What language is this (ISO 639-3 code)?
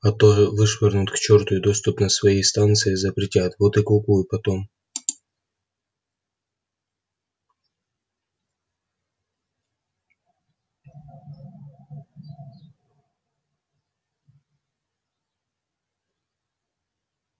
rus